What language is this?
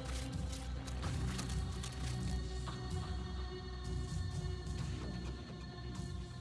Italian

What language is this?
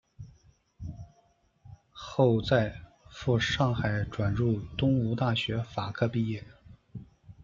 Chinese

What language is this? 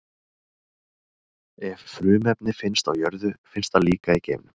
Icelandic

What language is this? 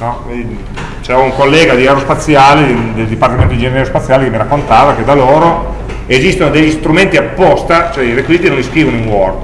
Italian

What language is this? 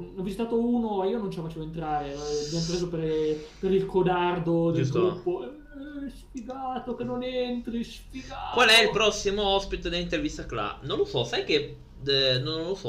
Italian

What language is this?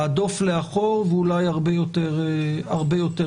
Hebrew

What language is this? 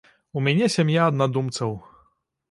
Belarusian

